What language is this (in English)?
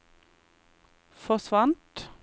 Norwegian